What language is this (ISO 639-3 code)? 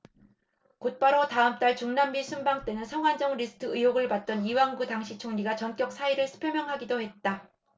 kor